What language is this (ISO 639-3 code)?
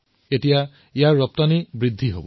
asm